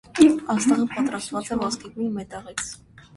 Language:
Armenian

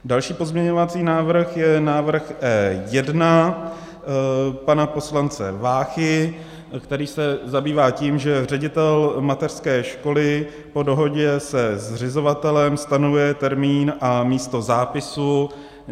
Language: Czech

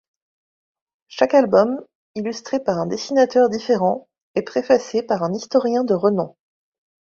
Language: French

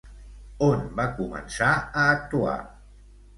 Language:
Catalan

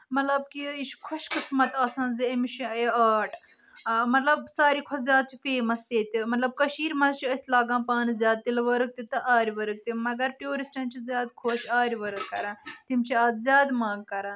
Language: Kashmiri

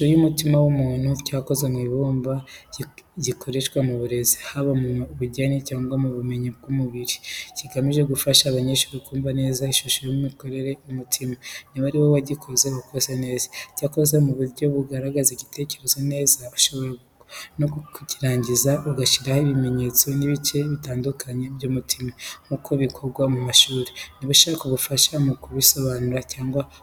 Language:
Kinyarwanda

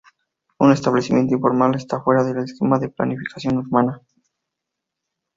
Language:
Spanish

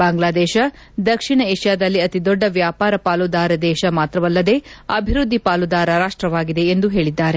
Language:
Kannada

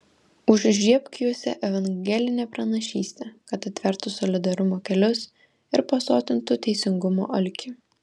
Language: Lithuanian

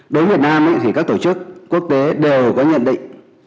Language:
Vietnamese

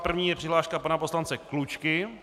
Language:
Czech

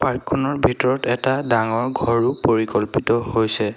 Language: Assamese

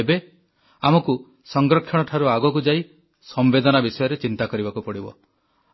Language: Odia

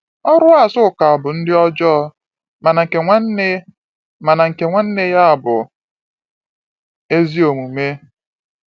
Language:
Igbo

